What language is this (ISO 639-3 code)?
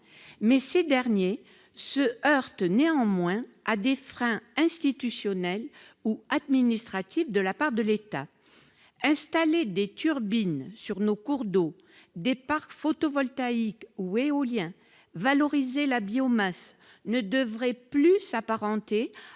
fra